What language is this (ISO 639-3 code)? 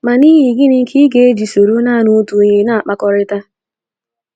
ibo